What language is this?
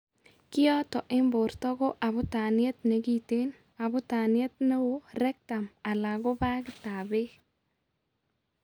Kalenjin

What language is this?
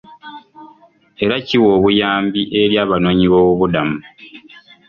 Ganda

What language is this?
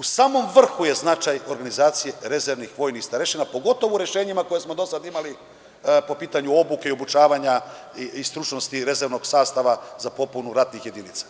Serbian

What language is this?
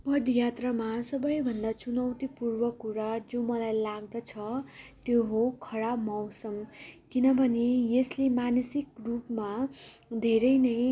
Nepali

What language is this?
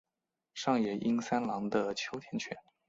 Chinese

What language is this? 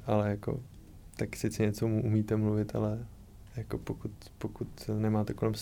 Czech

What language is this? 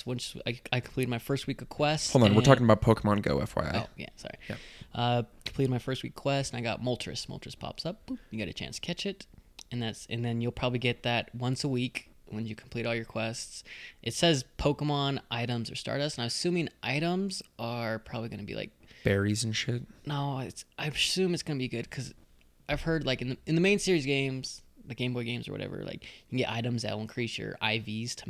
English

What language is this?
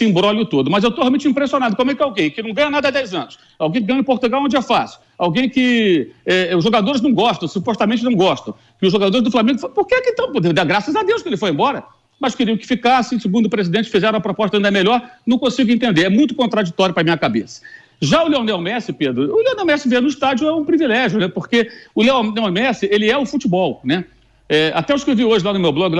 Portuguese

